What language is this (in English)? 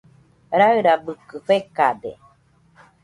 Nüpode Huitoto